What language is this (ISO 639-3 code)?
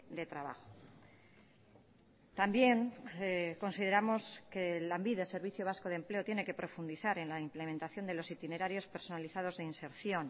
spa